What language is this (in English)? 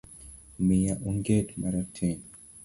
Luo (Kenya and Tanzania)